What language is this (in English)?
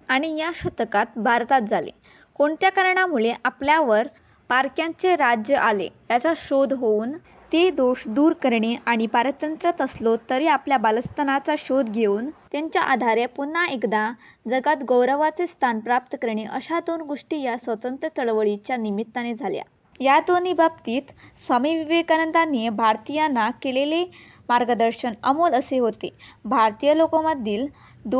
Marathi